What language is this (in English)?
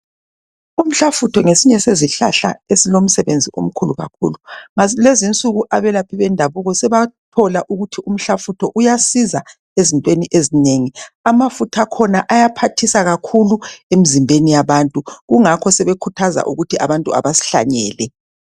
North Ndebele